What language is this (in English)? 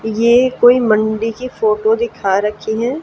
Hindi